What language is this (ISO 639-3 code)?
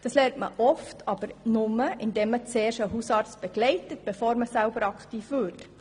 gsw